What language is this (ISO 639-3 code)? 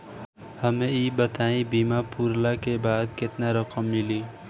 bho